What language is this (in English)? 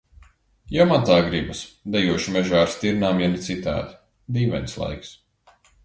Latvian